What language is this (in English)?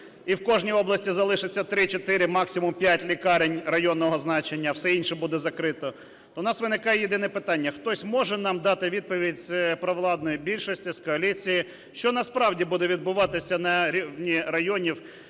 Ukrainian